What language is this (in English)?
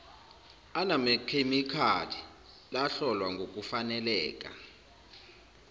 Zulu